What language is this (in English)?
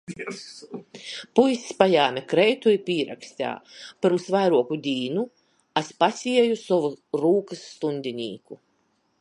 Latgalian